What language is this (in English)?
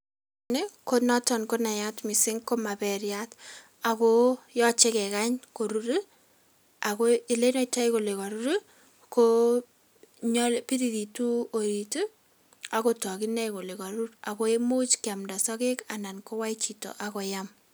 Kalenjin